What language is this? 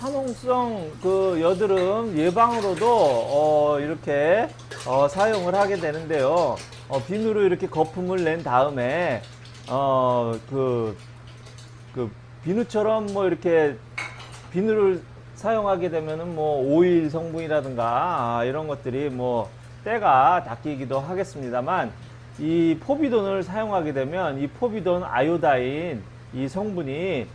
Korean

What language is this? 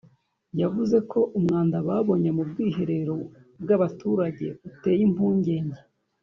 Kinyarwanda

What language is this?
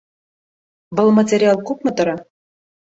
Bashkir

